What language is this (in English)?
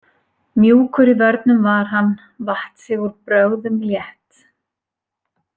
Icelandic